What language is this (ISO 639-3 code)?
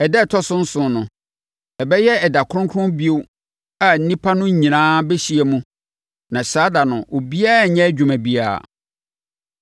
aka